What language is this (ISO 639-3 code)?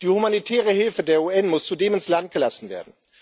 deu